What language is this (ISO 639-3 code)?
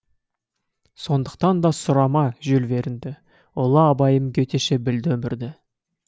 kaz